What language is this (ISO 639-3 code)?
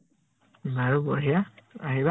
asm